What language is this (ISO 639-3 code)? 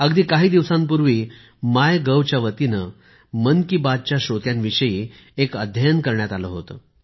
mar